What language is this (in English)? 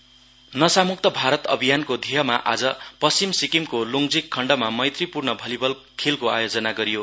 Nepali